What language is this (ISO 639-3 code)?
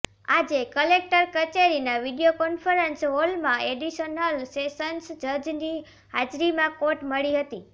guj